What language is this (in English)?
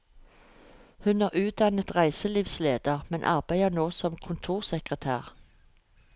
Norwegian